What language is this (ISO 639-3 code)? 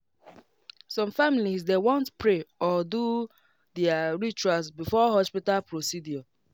pcm